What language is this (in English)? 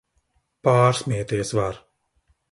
Latvian